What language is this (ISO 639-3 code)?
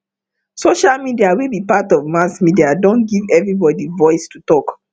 pcm